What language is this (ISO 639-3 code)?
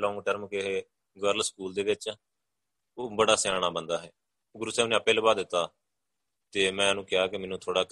pan